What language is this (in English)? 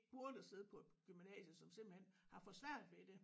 Danish